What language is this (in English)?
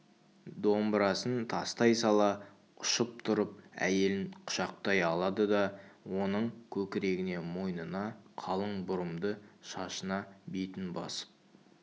Kazakh